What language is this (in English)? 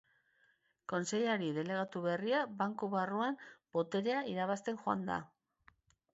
Basque